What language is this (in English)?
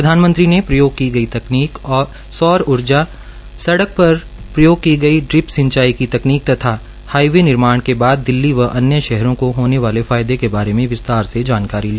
Hindi